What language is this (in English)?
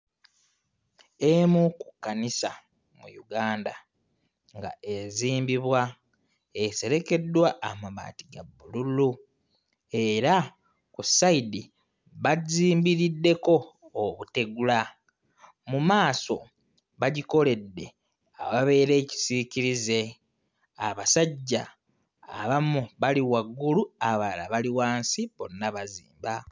Ganda